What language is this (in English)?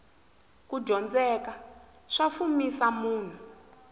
Tsonga